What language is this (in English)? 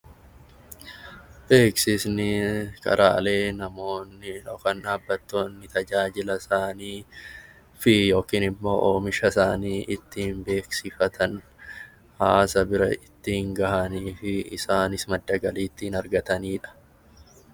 Oromo